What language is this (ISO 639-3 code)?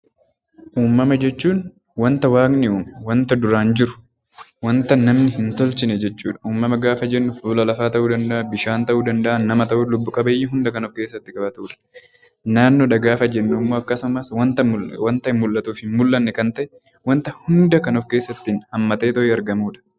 orm